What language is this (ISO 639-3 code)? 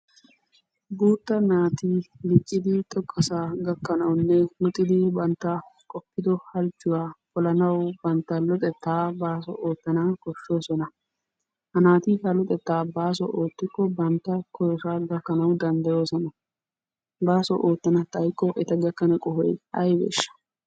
wal